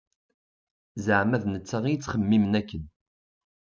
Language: Kabyle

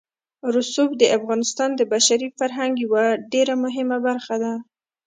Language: Pashto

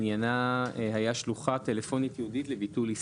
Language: Hebrew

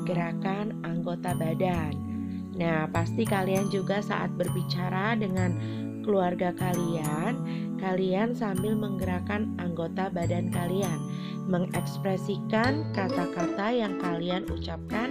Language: Indonesian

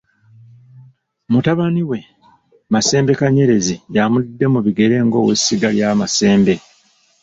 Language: Ganda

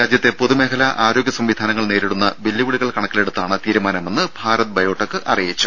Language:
Malayalam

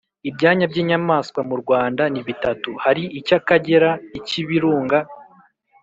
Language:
Kinyarwanda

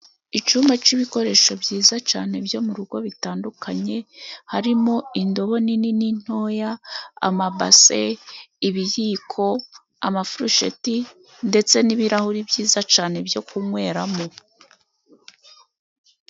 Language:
Kinyarwanda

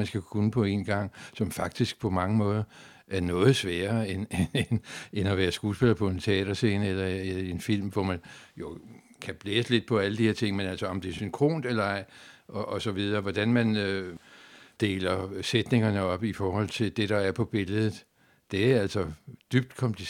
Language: Danish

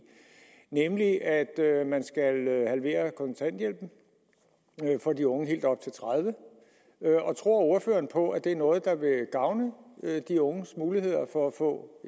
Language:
Danish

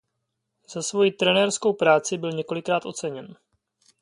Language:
Czech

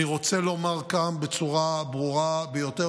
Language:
Hebrew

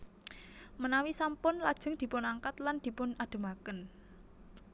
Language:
Javanese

